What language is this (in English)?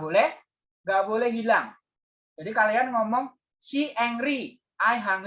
Indonesian